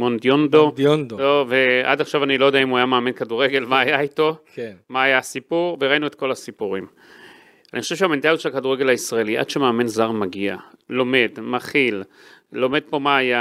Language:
Hebrew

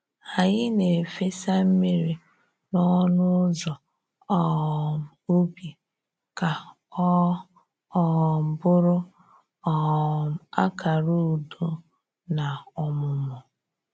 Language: Igbo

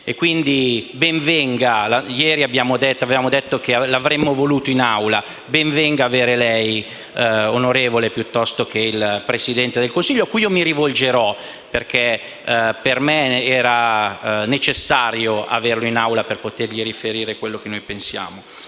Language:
Italian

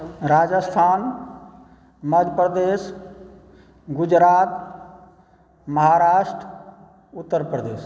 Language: Maithili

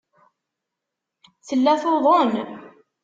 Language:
Kabyle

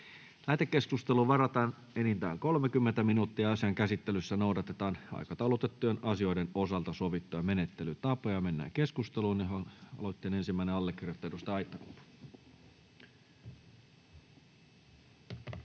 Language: Finnish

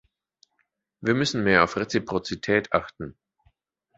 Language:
German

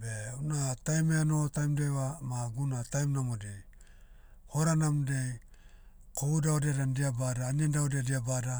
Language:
Motu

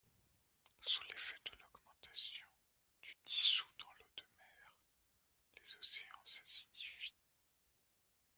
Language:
French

